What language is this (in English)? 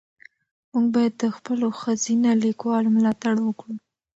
Pashto